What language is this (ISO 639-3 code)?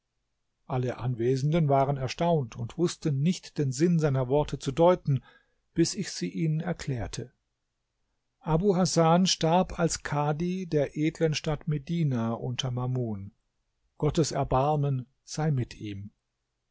deu